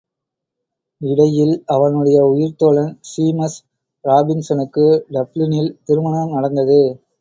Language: Tamil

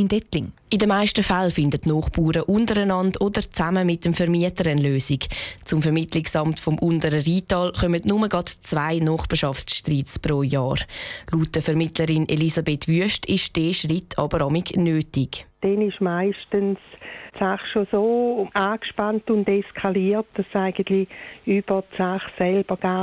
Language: German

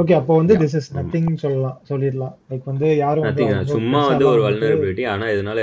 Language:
Tamil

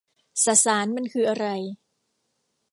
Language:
Thai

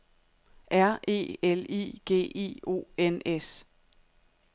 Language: Danish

